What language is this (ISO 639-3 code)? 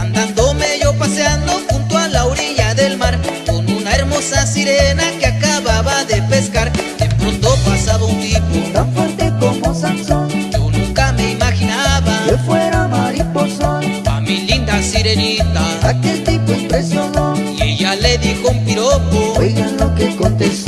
ind